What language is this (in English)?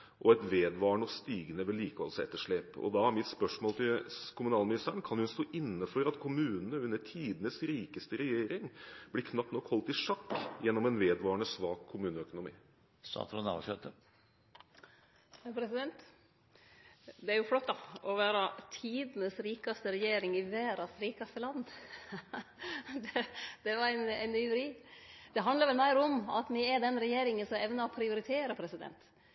Norwegian